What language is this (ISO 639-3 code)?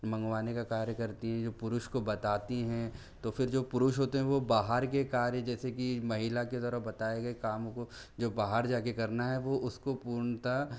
hin